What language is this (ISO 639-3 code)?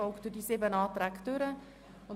gsw